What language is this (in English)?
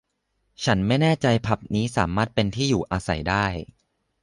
Thai